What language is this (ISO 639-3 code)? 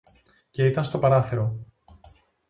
ell